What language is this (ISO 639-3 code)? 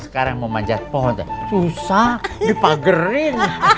ind